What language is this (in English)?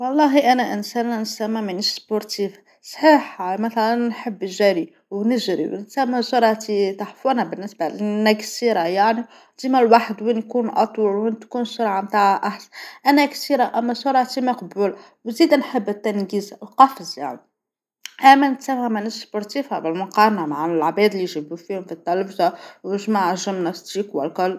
Tunisian Arabic